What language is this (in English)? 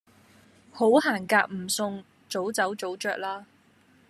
Cantonese